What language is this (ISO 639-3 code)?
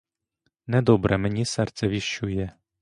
ukr